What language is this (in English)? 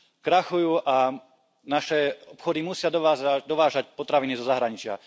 Slovak